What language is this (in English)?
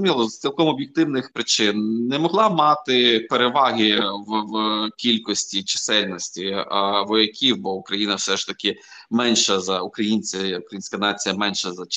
Ukrainian